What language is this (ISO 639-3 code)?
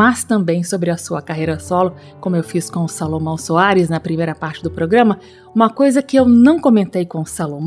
por